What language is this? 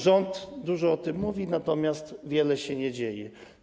Polish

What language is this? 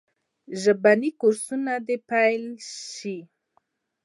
Pashto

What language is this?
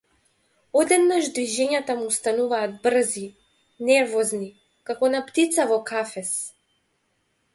Macedonian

